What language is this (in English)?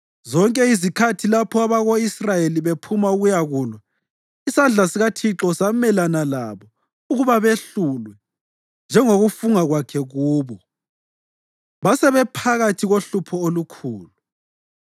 North Ndebele